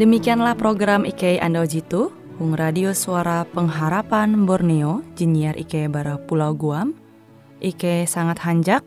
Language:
Indonesian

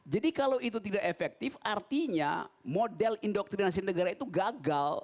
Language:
Indonesian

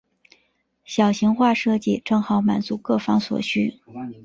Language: Chinese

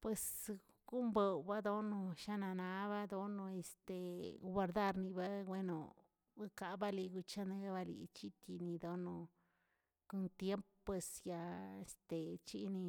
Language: Tilquiapan Zapotec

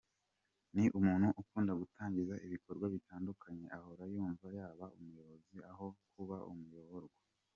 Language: Kinyarwanda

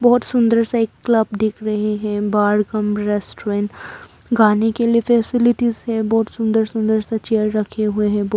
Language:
Hindi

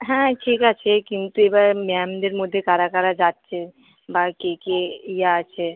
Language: Bangla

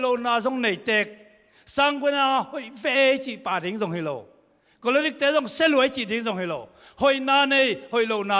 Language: Thai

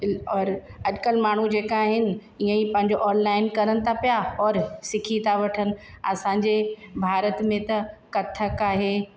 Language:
Sindhi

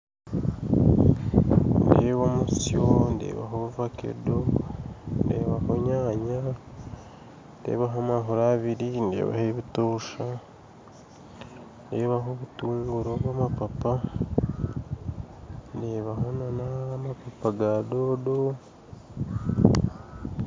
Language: Nyankole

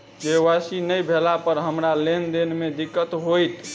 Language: Maithili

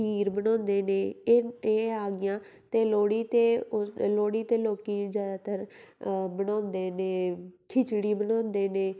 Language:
Punjabi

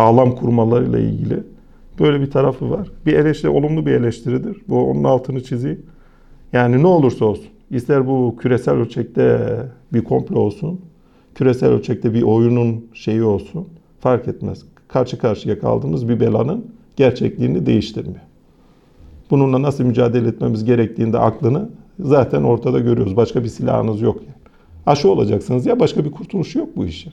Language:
Turkish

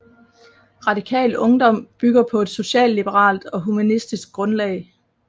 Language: Danish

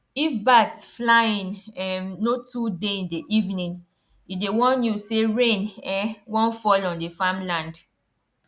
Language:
Nigerian Pidgin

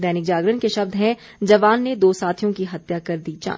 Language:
Hindi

